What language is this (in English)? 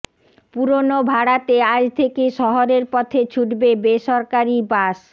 Bangla